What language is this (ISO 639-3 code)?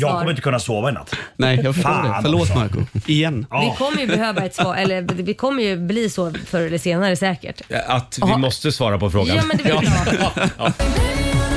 swe